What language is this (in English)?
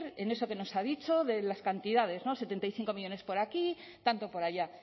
Spanish